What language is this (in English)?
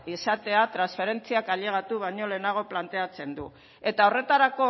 Basque